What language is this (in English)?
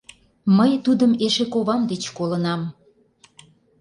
Mari